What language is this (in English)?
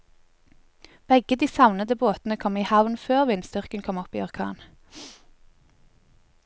Norwegian